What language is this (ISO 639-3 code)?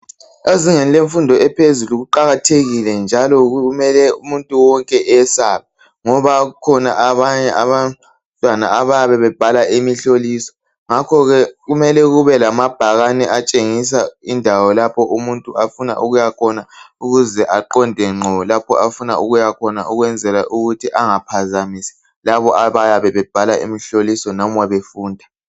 nde